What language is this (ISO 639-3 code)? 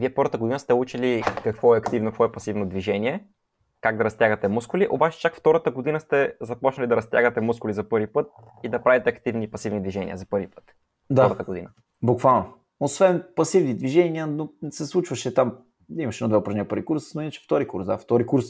bul